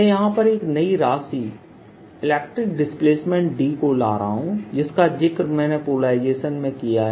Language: Hindi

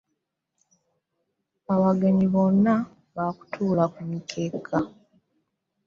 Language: Ganda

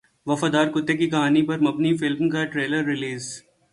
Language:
Urdu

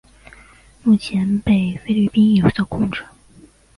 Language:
Chinese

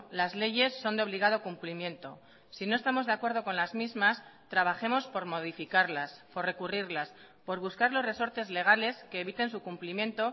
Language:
Spanish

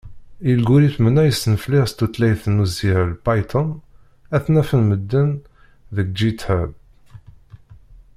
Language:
Kabyle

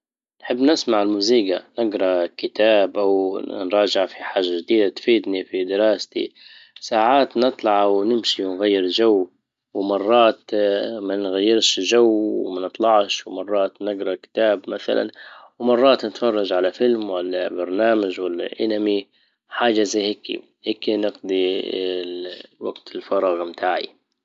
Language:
Libyan Arabic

